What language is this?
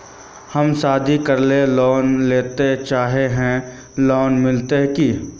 Magahi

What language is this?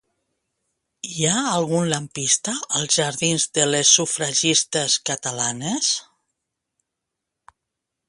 Catalan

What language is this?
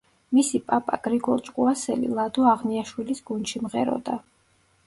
Georgian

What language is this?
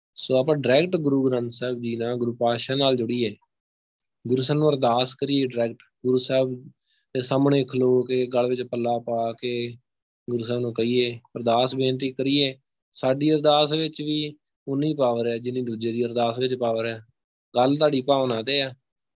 Punjabi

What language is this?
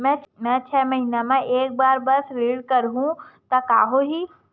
Chhattisgarhi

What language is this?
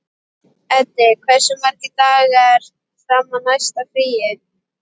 Icelandic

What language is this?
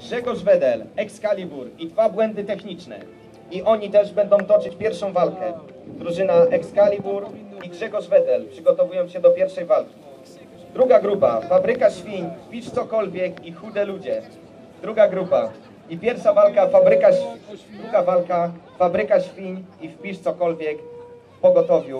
Polish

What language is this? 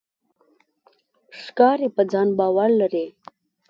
Pashto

